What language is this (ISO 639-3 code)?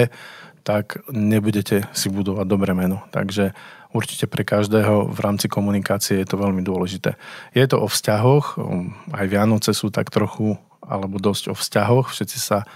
slk